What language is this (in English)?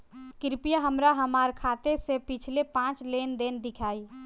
Bhojpuri